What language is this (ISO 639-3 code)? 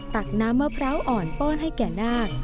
tha